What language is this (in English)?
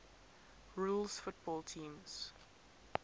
English